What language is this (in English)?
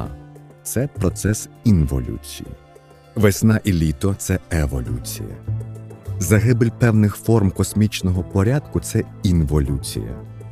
Ukrainian